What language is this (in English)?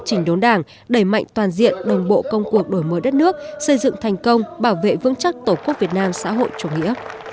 Vietnamese